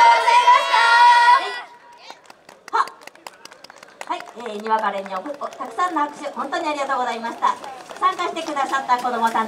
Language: Japanese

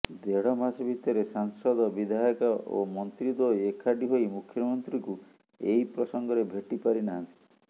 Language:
Odia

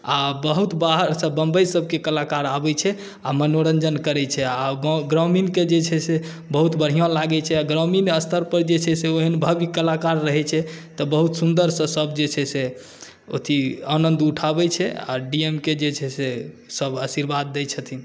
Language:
Maithili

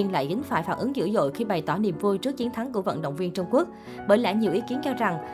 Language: Vietnamese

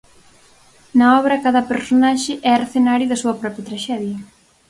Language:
Galician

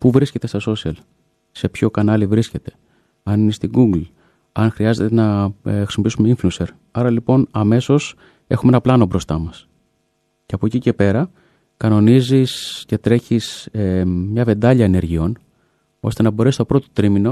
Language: Greek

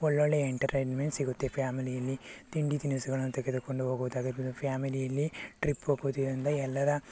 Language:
Kannada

